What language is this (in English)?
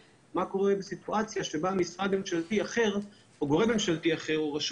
Hebrew